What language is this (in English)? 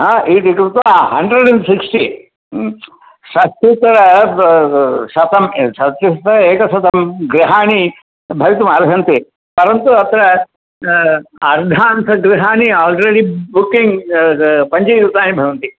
Sanskrit